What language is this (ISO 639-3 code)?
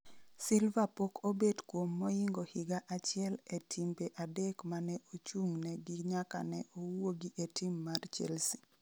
luo